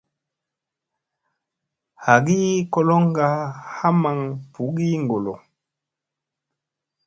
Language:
Musey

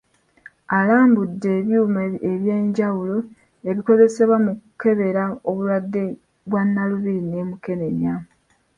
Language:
Ganda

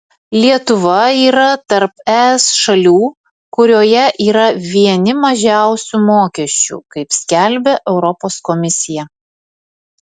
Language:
Lithuanian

